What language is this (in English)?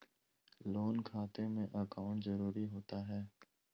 Magahi